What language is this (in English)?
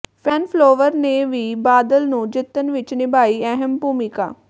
Punjabi